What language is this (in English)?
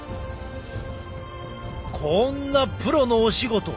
Japanese